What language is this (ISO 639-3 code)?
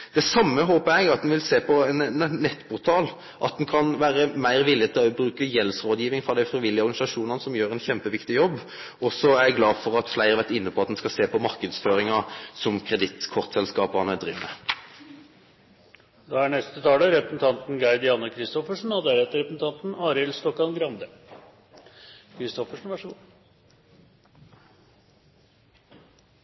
nor